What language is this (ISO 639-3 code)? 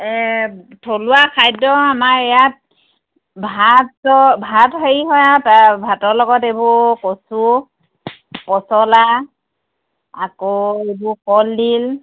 asm